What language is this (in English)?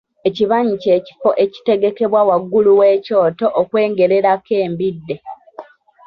Ganda